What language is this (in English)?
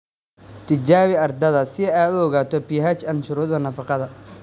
Somali